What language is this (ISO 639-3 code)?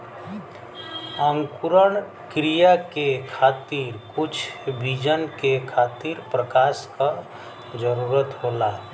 bho